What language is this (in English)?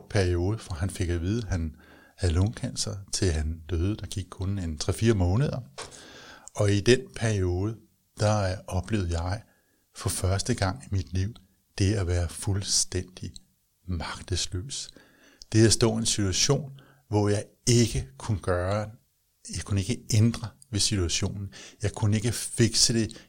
Danish